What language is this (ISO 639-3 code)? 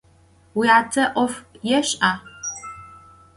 ady